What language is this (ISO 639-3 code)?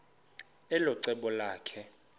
xho